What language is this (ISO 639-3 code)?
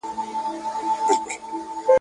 pus